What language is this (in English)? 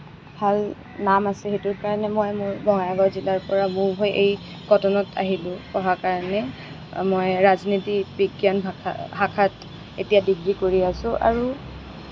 Assamese